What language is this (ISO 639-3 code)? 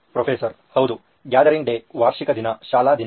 kan